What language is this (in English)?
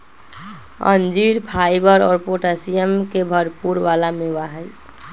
Magahi